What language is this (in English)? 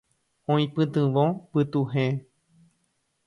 Guarani